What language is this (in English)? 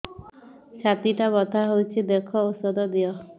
Odia